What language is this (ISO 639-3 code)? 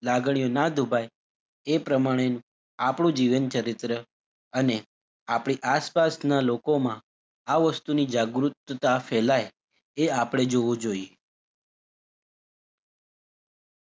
guj